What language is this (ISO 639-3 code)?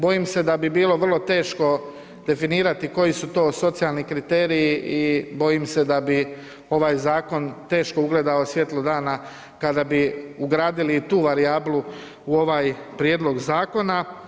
hrv